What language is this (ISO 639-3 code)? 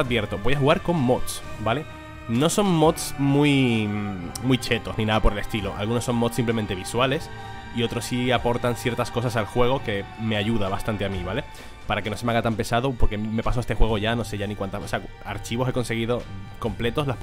spa